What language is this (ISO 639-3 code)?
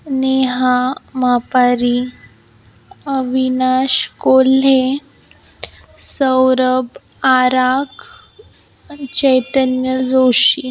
mar